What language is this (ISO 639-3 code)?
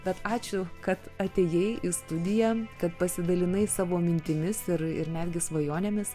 lit